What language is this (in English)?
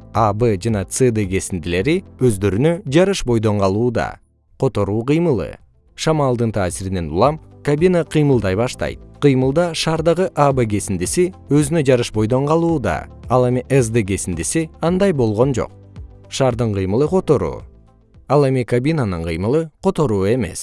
Kyrgyz